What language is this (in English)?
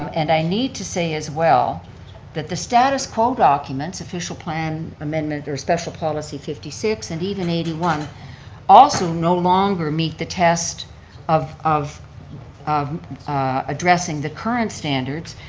English